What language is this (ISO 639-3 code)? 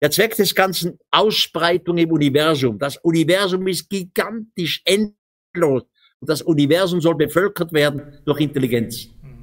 deu